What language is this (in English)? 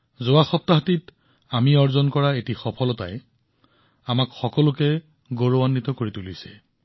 Assamese